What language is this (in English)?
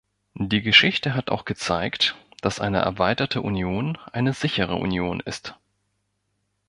German